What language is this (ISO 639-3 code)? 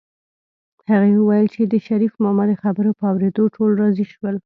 pus